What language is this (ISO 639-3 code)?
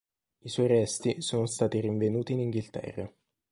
ita